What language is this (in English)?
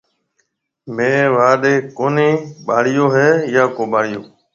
Marwari (Pakistan)